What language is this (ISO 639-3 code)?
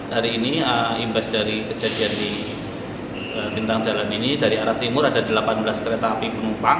ind